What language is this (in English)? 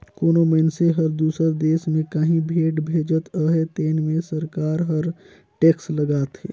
Chhattisgarhi